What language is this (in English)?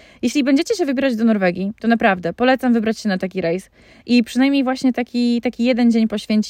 Polish